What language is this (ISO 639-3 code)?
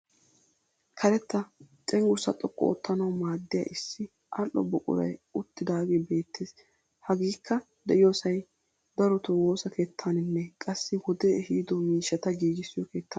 wal